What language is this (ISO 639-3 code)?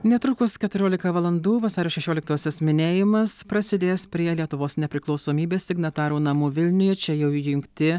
lit